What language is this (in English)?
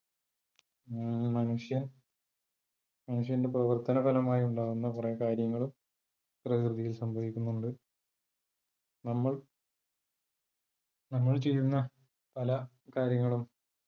Malayalam